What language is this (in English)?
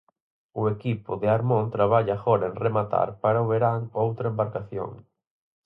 Galician